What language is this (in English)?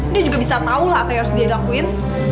Indonesian